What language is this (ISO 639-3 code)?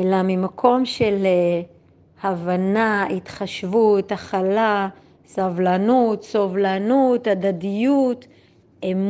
heb